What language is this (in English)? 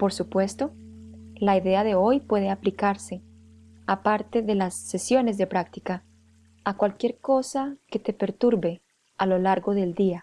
Spanish